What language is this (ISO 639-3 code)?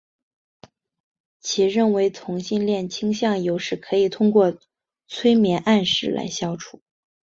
zho